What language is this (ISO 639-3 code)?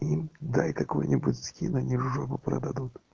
rus